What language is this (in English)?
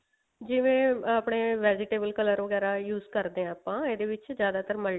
Punjabi